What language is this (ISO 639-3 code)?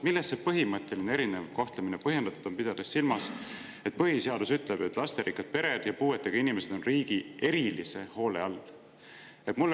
est